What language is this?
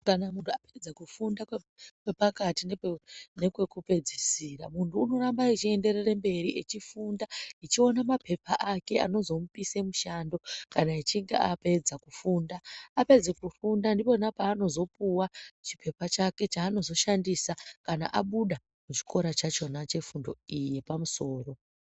Ndau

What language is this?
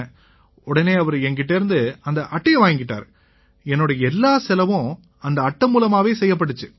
Tamil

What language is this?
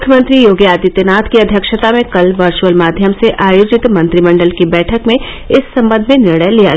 Hindi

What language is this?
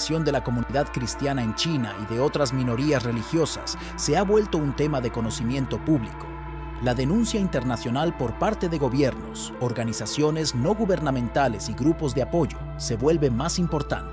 Spanish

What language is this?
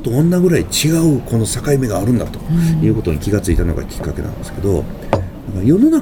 Japanese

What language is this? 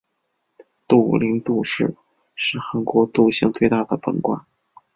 Chinese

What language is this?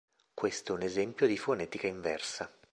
Italian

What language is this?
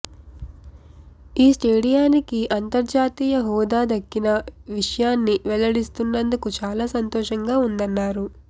Telugu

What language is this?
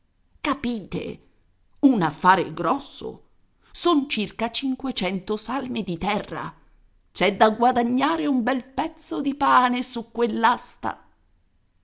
Italian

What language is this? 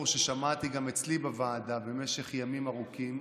Hebrew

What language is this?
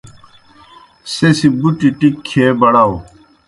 Kohistani Shina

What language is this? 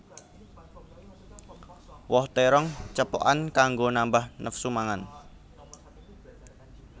Javanese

